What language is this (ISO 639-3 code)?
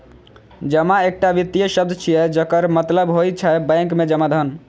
mai